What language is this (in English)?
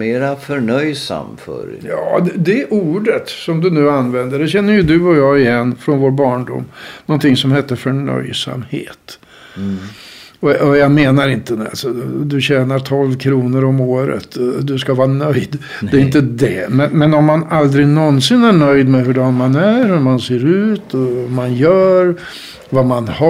Swedish